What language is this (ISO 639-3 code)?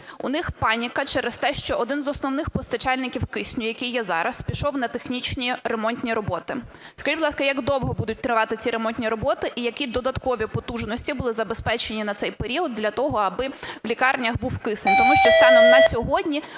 ukr